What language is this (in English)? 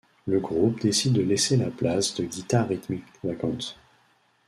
French